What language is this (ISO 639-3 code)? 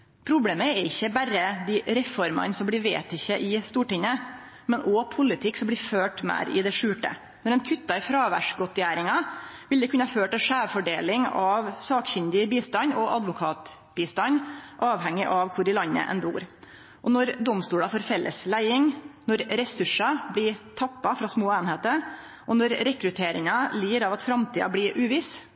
nno